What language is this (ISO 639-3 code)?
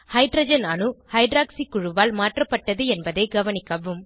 tam